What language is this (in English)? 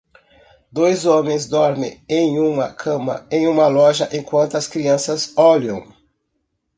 Portuguese